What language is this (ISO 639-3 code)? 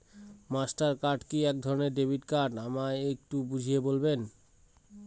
ben